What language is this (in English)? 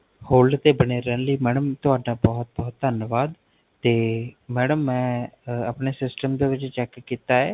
Punjabi